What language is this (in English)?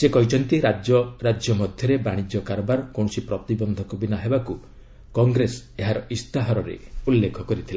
Odia